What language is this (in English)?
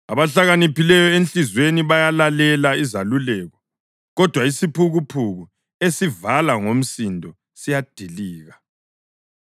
North Ndebele